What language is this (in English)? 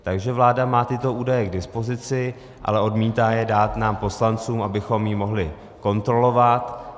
Czech